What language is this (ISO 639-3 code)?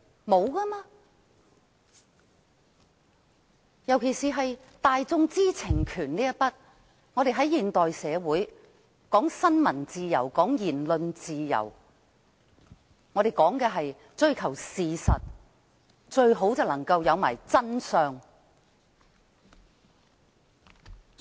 yue